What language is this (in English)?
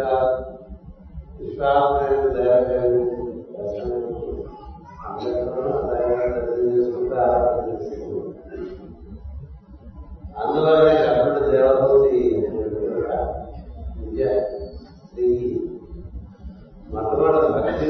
Telugu